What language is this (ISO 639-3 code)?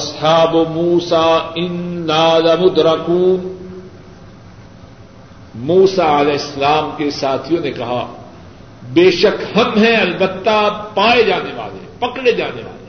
urd